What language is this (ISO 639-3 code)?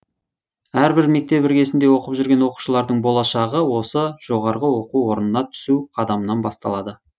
kaz